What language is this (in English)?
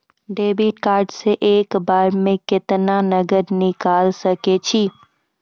Maithili